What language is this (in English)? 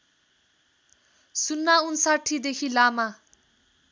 Nepali